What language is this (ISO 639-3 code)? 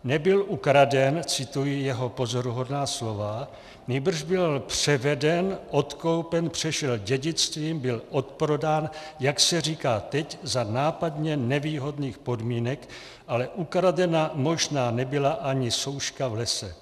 ces